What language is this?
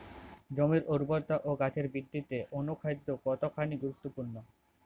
Bangla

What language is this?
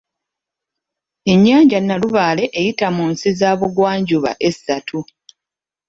Ganda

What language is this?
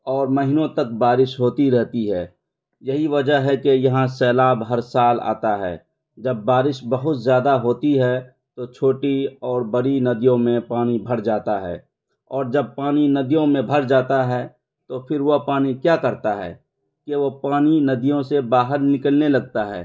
Urdu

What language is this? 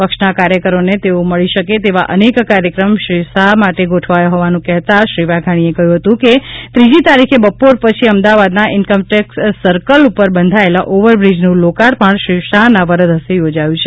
Gujarati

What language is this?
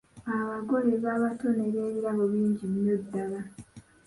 Ganda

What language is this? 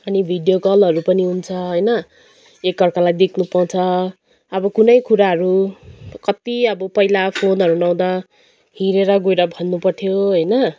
Nepali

